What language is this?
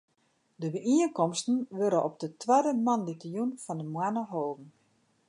Western Frisian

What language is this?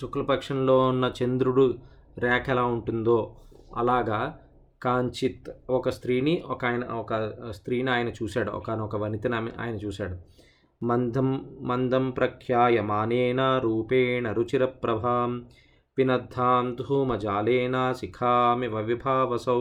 Telugu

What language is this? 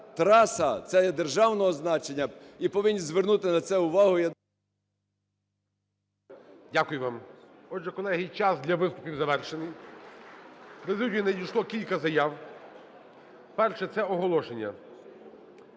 Ukrainian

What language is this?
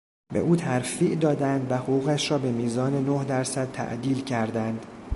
Persian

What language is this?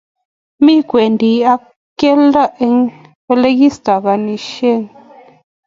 Kalenjin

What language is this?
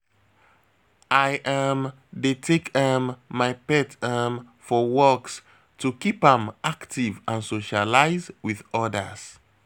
Nigerian Pidgin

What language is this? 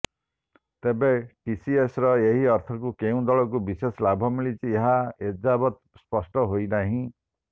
Odia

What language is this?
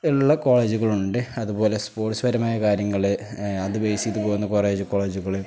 Malayalam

